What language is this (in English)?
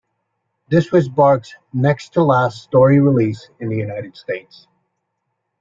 English